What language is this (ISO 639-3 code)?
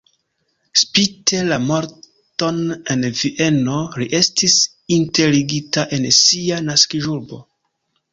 epo